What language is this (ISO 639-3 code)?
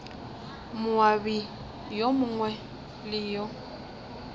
nso